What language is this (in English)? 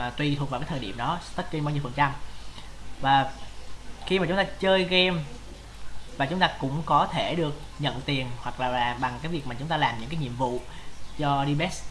Vietnamese